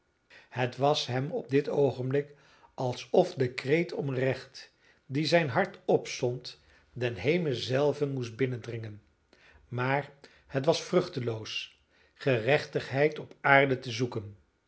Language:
Dutch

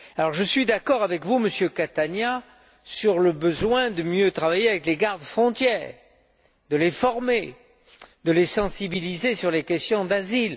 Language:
French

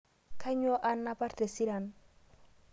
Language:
Masai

